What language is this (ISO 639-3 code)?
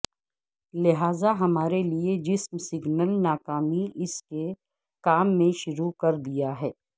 urd